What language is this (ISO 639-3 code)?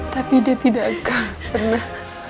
ind